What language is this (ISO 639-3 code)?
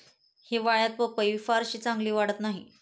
mar